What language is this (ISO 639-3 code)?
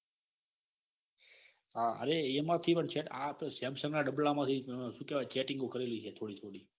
guj